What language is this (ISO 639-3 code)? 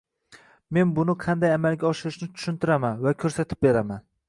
uzb